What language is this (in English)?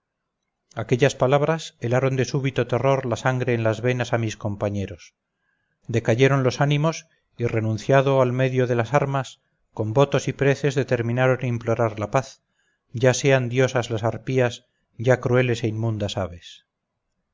Spanish